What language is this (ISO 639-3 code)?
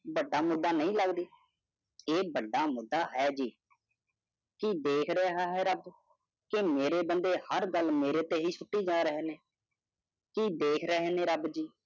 pan